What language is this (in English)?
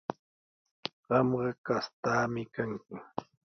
Sihuas Ancash Quechua